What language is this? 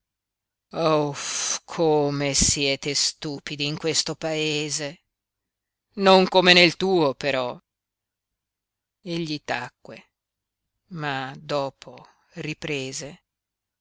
Italian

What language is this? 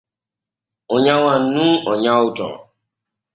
Borgu Fulfulde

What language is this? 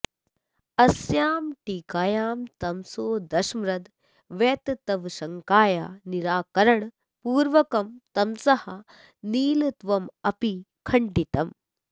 Sanskrit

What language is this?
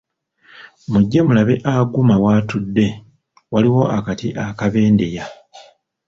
Ganda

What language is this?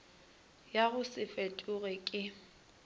Northern Sotho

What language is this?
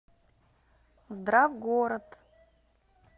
Russian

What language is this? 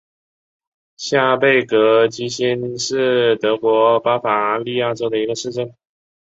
Chinese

